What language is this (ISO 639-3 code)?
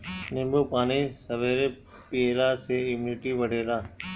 bho